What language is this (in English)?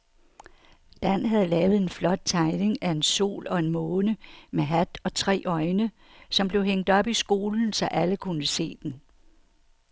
Danish